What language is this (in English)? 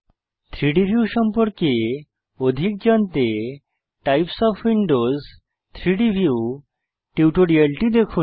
Bangla